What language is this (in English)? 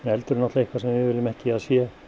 Icelandic